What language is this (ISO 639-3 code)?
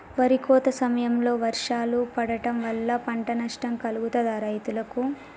tel